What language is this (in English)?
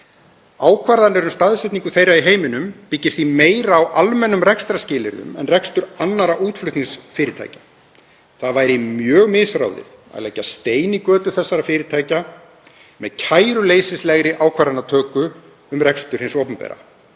Icelandic